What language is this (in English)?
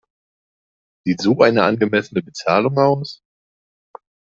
German